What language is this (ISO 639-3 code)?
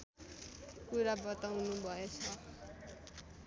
nep